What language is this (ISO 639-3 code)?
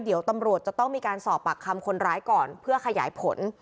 tha